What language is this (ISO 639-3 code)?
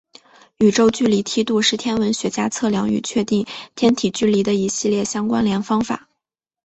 zho